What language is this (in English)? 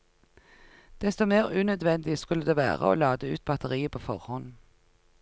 Norwegian